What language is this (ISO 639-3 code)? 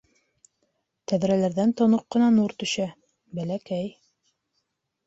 bak